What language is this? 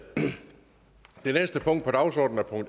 Danish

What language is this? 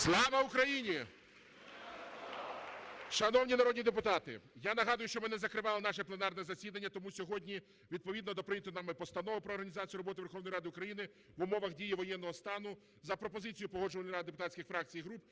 Ukrainian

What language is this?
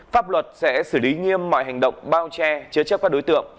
Vietnamese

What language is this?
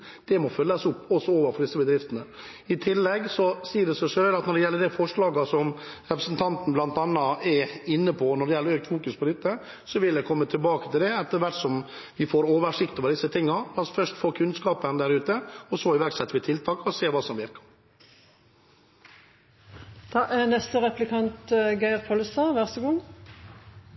Norwegian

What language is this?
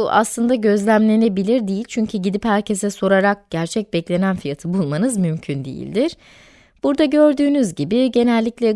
Turkish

